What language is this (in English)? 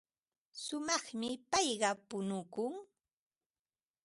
Ambo-Pasco Quechua